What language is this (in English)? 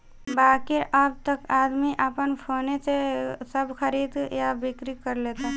Bhojpuri